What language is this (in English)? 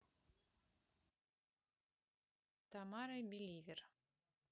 Russian